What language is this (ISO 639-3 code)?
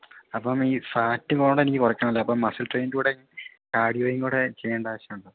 mal